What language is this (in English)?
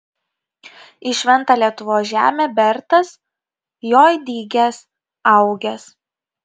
Lithuanian